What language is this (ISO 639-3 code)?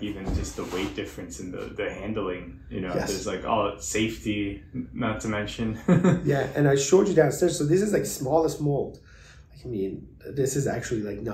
eng